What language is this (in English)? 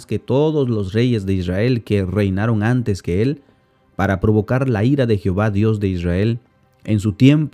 Spanish